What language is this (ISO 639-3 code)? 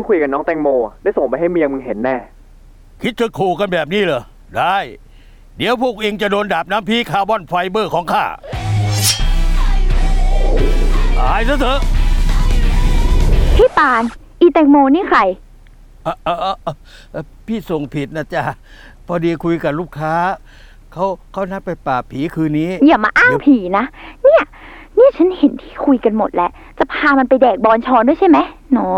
tha